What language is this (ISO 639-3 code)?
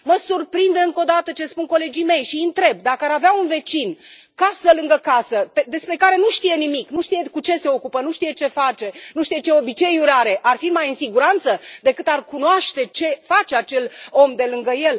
ron